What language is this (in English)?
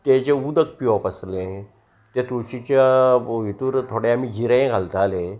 Konkani